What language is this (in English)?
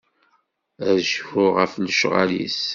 Kabyle